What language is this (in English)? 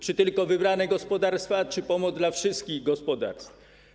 Polish